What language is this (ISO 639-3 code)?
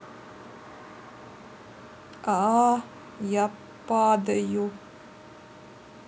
rus